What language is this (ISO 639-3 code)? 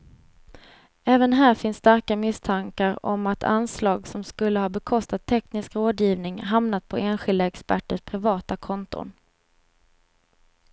swe